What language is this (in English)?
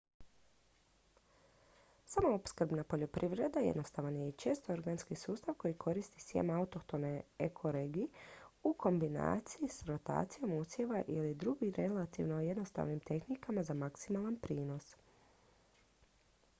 Croatian